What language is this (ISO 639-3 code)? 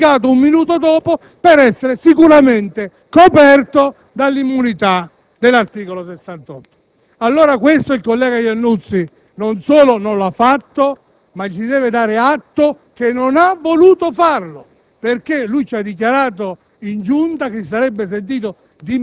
ita